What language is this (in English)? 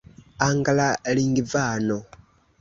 Esperanto